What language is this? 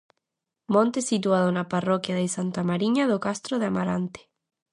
Galician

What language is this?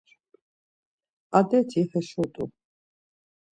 Laz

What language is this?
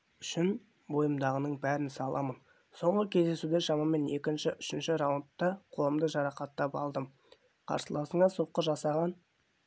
Kazakh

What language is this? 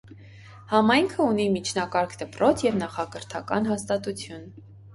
Armenian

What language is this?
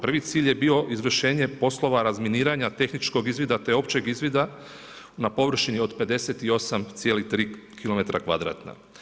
Croatian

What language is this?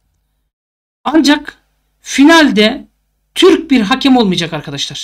Turkish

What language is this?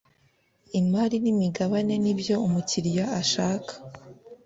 Kinyarwanda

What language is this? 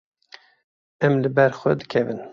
Kurdish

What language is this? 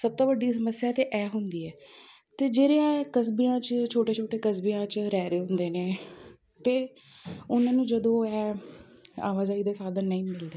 Punjabi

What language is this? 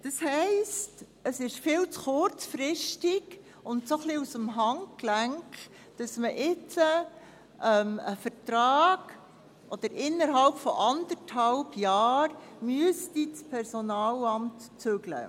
Swiss German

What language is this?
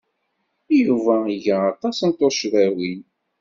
Kabyle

